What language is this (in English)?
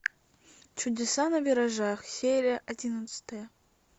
Russian